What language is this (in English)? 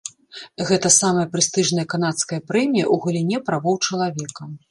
Belarusian